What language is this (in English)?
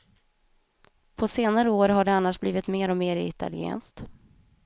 Swedish